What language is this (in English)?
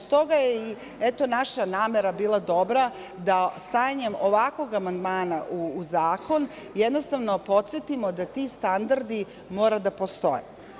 Serbian